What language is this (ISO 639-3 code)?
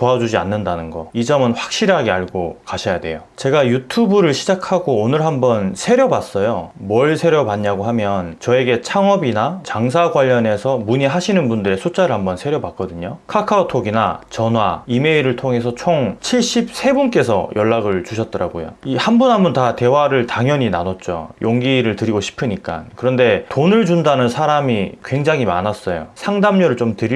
kor